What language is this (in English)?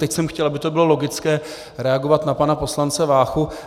Czech